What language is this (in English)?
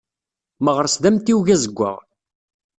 Kabyle